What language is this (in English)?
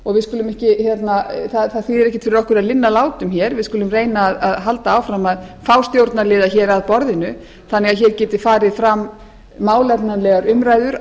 Icelandic